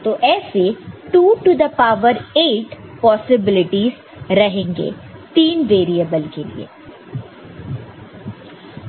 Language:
Hindi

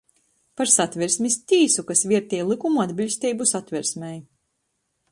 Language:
Latgalian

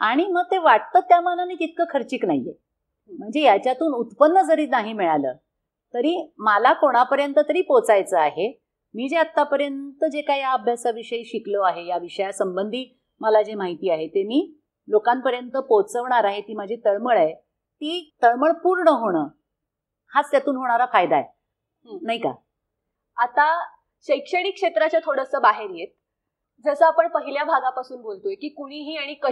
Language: Marathi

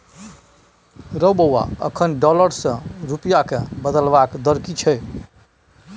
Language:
Maithili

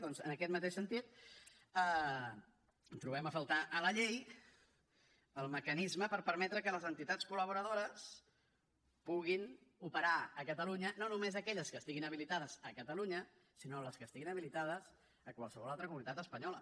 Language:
Catalan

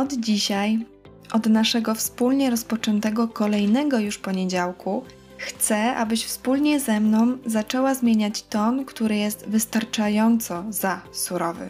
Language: Polish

